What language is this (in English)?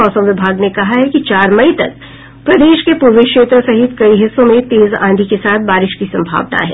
Hindi